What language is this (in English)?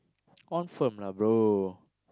English